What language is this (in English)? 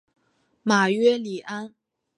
Chinese